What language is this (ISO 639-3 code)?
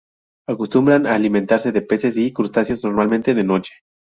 spa